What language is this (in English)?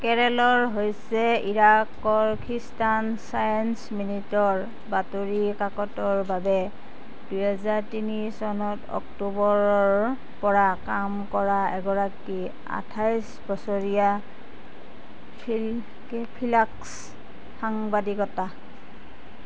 Assamese